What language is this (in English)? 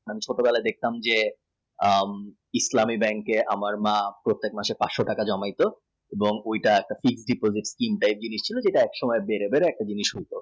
Bangla